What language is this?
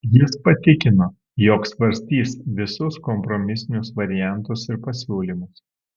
Lithuanian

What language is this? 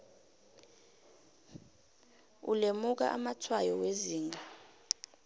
South Ndebele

